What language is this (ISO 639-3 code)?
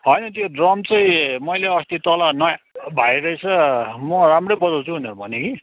nep